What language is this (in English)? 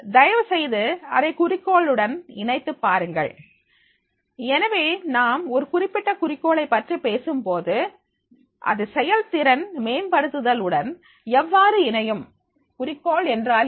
Tamil